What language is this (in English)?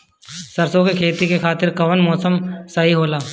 Bhojpuri